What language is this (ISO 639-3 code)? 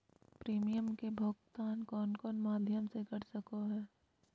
mag